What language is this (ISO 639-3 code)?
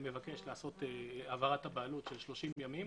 heb